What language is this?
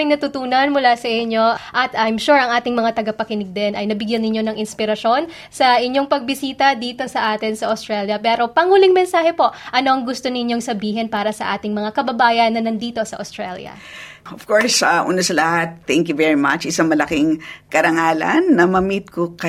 Filipino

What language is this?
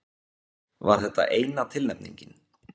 Icelandic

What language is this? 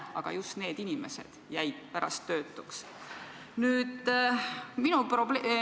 Estonian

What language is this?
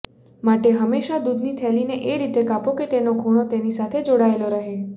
Gujarati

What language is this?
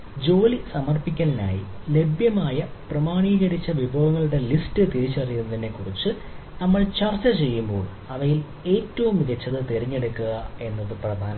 Malayalam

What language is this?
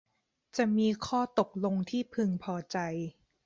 Thai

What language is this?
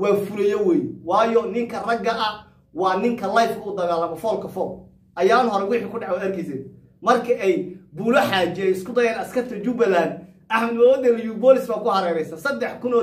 Arabic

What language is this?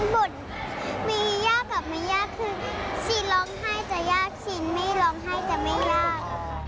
Thai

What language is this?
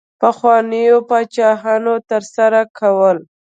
Pashto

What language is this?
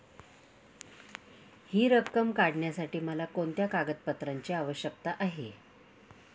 Marathi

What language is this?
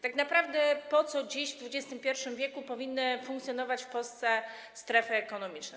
Polish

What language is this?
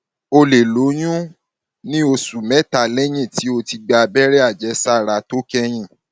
Yoruba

